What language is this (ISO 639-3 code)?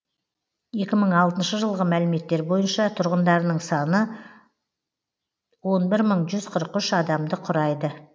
kaz